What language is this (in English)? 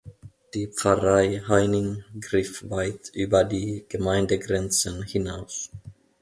German